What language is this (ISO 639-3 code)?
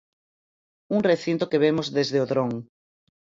glg